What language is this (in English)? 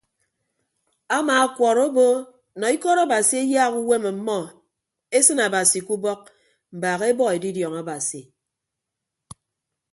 Ibibio